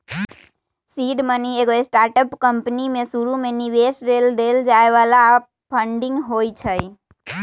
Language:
Magahi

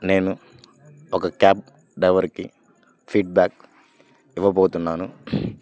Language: Telugu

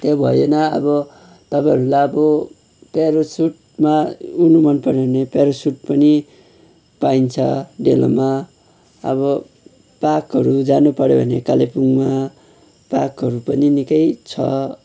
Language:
Nepali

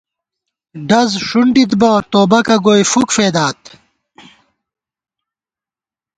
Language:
Gawar-Bati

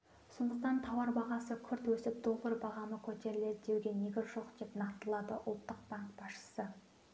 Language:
Kazakh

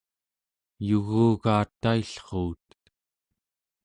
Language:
Central Yupik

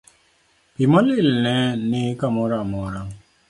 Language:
Luo (Kenya and Tanzania)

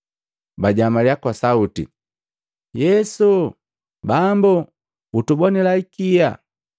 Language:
Matengo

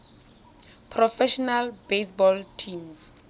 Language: Tswana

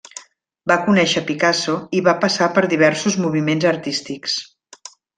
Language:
Catalan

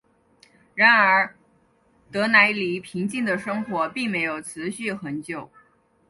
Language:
Chinese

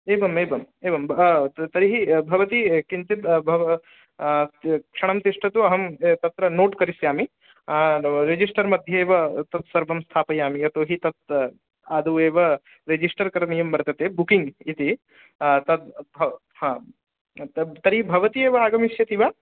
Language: Sanskrit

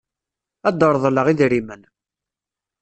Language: Kabyle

